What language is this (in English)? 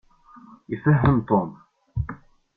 Kabyle